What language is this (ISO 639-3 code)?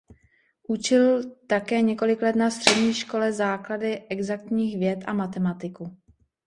ces